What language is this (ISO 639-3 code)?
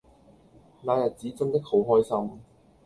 yue